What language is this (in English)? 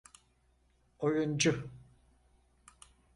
Turkish